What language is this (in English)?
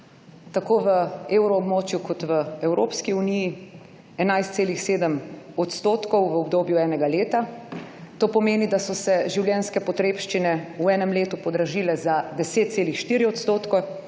Slovenian